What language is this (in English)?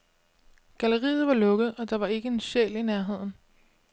Danish